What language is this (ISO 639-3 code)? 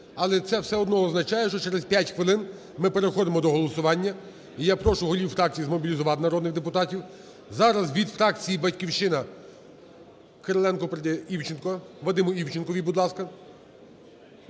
ukr